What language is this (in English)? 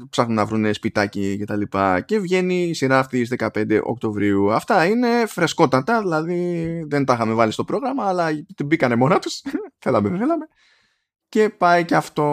Greek